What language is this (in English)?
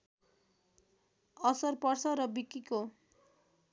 Nepali